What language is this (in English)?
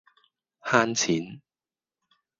Cantonese